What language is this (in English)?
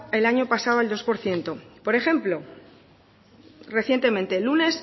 Spanish